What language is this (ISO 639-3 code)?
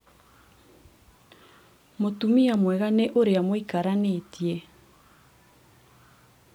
kik